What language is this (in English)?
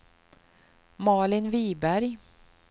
Swedish